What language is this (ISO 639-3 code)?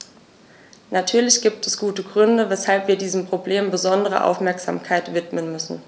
deu